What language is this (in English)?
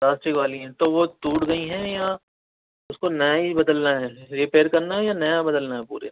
Urdu